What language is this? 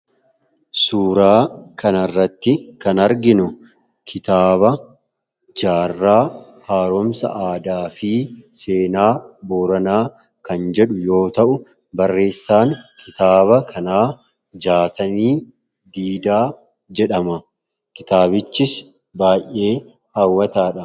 Oromo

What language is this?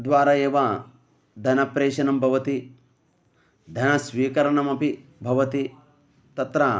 Sanskrit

